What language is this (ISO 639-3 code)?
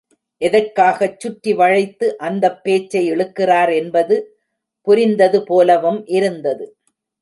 tam